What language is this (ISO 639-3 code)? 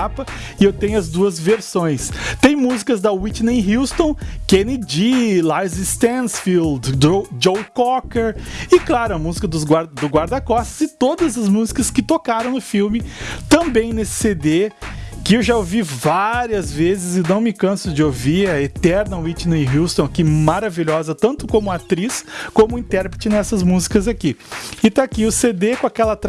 por